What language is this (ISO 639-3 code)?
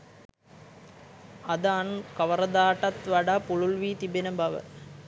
sin